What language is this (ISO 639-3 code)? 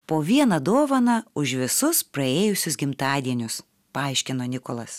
lit